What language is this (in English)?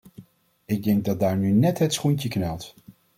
Dutch